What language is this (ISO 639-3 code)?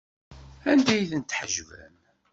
kab